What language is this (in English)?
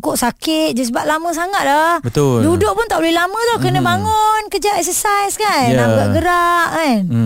Malay